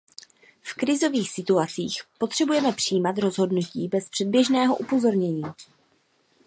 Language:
Czech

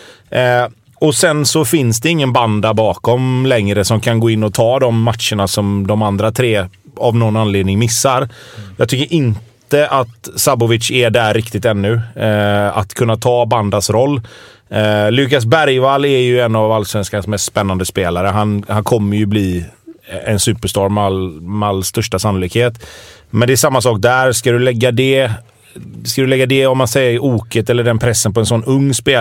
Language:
Swedish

